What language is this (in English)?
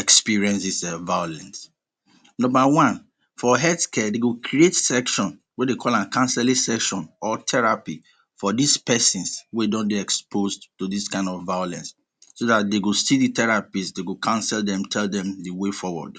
Nigerian Pidgin